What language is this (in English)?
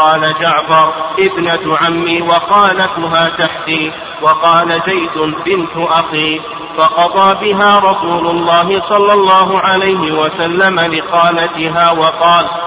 Arabic